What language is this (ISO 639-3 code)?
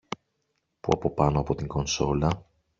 ell